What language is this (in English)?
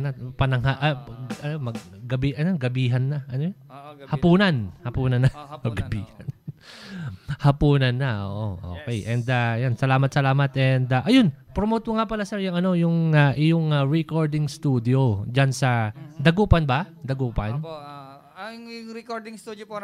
Filipino